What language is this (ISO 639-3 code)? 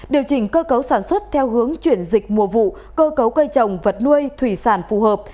vie